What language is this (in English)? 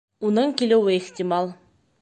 Bashkir